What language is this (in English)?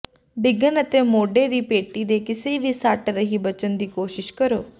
Punjabi